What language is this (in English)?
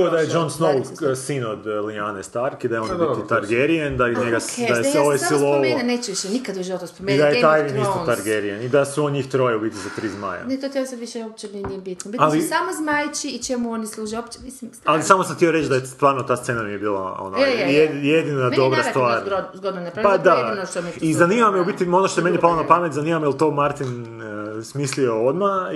Croatian